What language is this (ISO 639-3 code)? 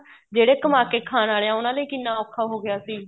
pan